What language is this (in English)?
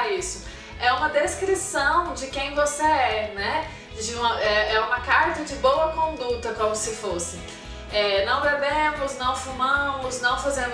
Portuguese